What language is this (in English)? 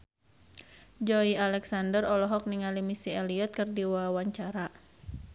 Sundanese